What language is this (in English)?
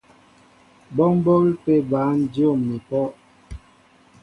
Mbo (Cameroon)